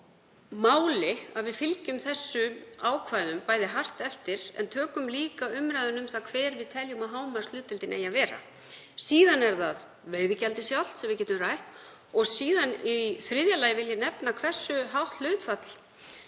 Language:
Icelandic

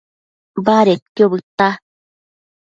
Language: Matsés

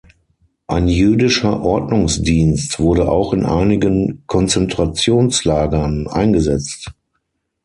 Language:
German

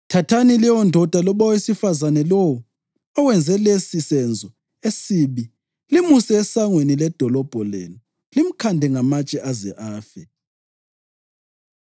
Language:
North Ndebele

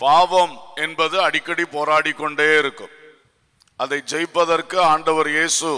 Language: Tamil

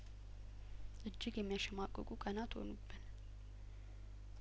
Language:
Amharic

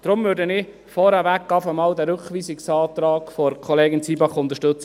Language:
Swiss German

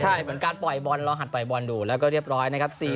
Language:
Thai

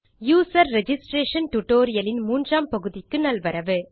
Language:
Tamil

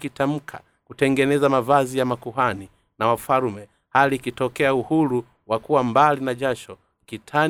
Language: Swahili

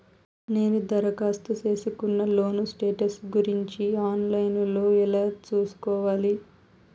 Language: Telugu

